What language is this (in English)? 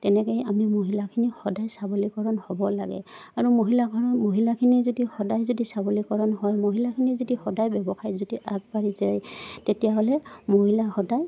Assamese